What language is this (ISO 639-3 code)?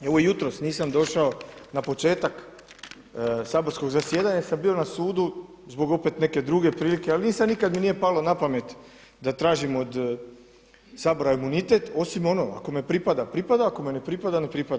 hrv